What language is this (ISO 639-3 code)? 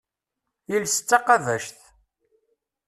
kab